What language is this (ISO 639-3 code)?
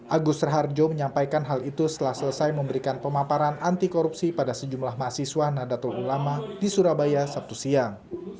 ind